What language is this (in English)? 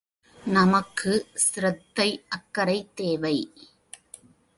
Tamil